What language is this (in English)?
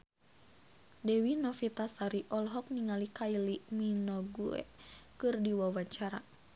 Sundanese